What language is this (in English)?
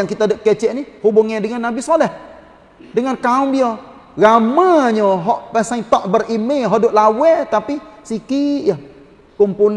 Malay